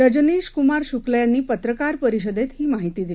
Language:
Marathi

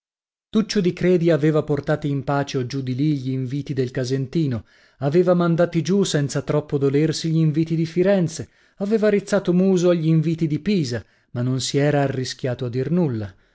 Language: Italian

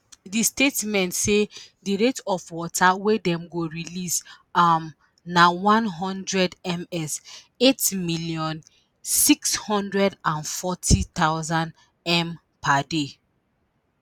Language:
Nigerian Pidgin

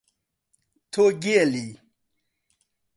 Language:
Central Kurdish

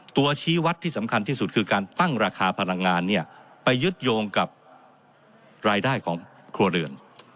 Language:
Thai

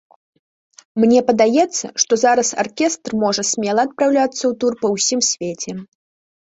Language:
Belarusian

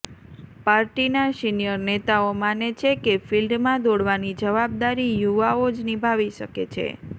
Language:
Gujarati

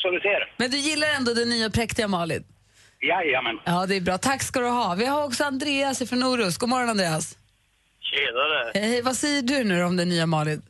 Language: Swedish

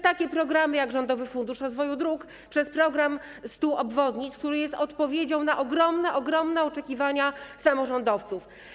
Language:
Polish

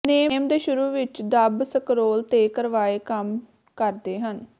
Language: Punjabi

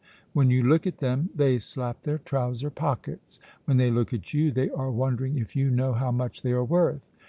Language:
English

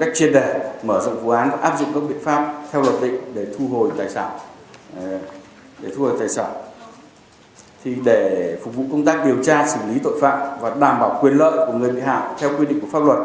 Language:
Vietnamese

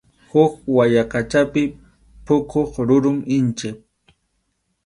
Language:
Arequipa-La Unión Quechua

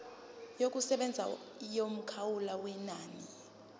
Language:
Zulu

